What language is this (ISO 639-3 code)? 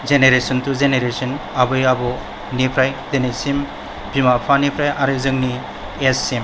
brx